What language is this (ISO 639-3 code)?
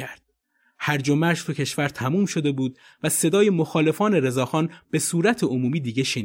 fas